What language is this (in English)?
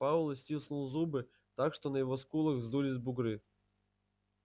Russian